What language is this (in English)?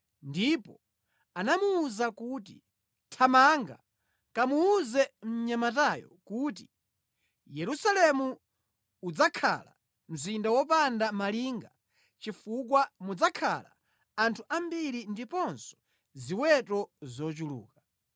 Nyanja